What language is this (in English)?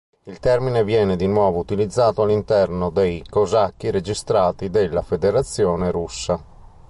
Italian